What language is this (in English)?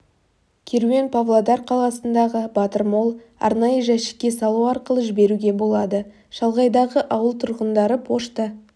Kazakh